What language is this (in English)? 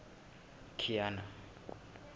Southern Sotho